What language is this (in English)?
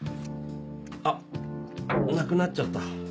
Japanese